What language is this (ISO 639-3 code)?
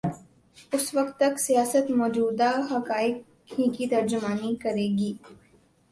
urd